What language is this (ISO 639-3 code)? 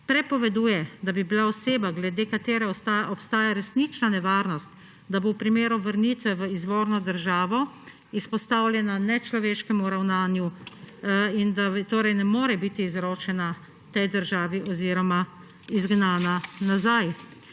slv